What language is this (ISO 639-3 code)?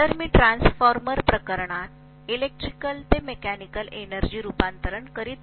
mar